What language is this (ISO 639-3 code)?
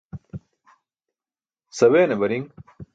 bsk